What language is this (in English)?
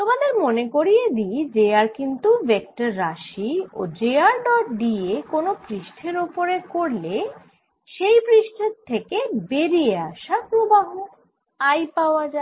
Bangla